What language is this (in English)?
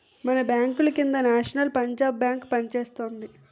Telugu